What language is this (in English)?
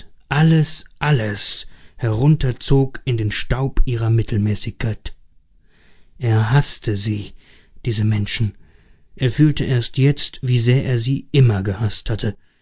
German